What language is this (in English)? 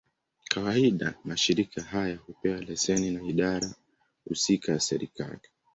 Swahili